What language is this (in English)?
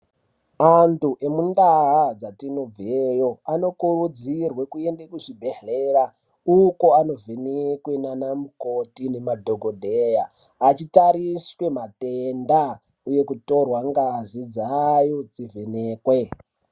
Ndau